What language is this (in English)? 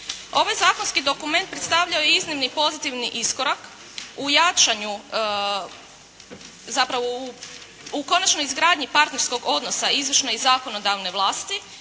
Croatian